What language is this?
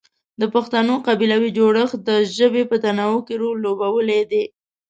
Pashto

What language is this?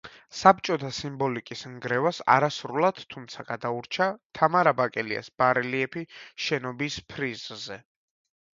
Georgian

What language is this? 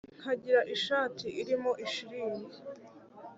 Kinyarwanda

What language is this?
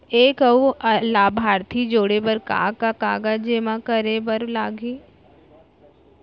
Chhattisgarhi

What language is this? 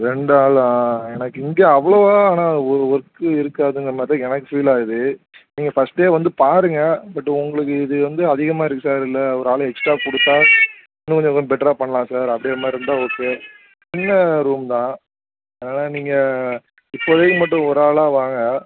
Tamil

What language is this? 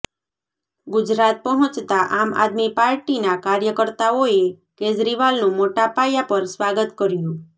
Gujarati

